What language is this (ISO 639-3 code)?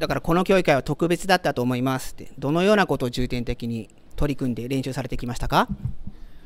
jpn